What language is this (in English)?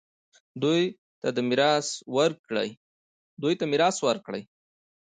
Pashto